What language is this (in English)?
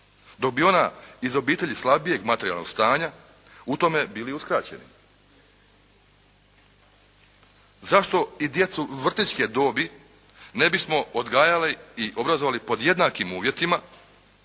Croatian